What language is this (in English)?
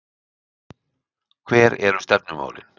Icelandic